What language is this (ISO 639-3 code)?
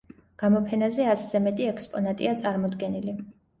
kat